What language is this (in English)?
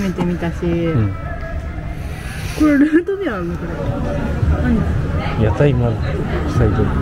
Japanese